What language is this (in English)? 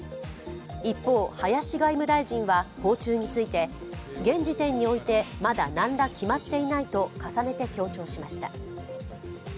Japanese